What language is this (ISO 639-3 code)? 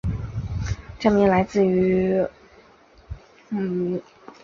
zho